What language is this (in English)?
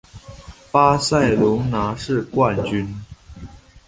Chinese